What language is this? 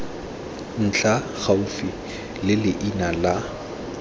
Tswana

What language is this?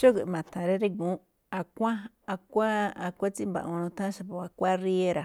Malinaltepec Me'phaa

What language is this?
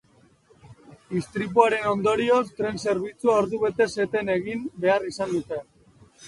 Basque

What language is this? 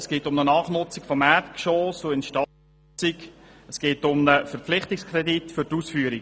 Swiss German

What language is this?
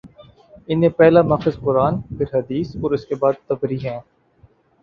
Urdu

